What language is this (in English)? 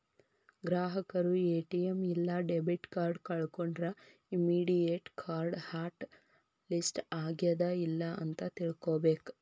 Kannada